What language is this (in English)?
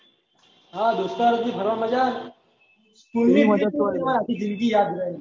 Gujarati